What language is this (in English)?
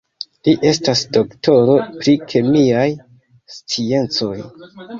Esperanto